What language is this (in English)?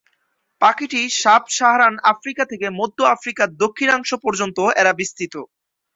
Bangla